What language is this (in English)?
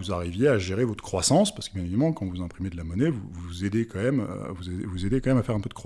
French